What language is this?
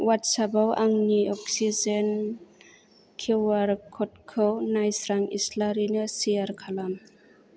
Bodo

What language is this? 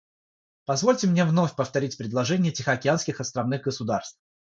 Russian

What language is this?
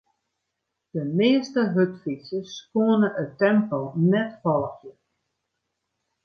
Western Frisian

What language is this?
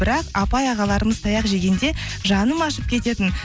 Kazakh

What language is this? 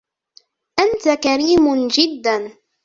Arabic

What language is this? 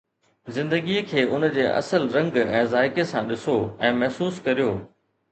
Sindhi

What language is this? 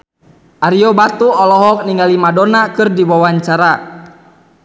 Sundanese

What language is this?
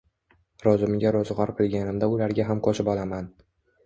Uzbek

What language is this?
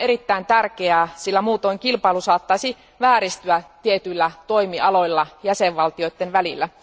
Finnish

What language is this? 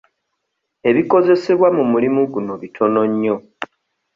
Ganda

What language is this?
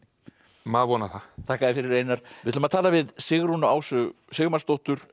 Icelandic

